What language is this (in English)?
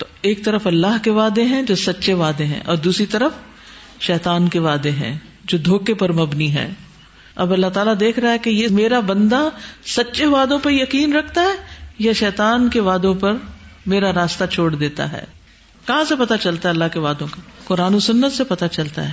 Urdu